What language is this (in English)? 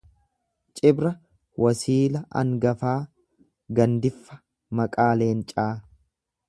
Oromo